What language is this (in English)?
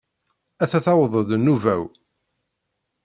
Kabyle